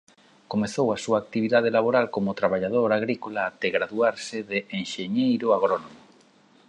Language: Galician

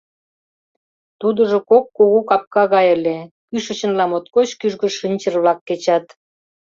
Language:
Mari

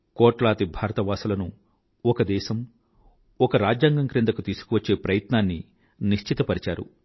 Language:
Telugu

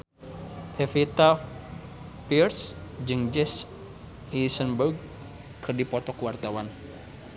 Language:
Sundanese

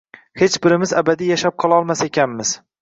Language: Uzbek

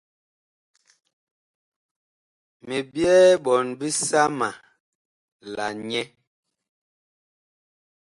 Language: Bakoko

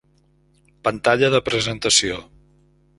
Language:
Catalan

